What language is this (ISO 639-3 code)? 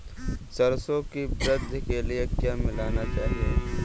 hin